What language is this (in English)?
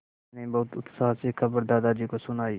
Hindi